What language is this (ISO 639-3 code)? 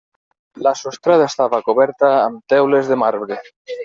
cat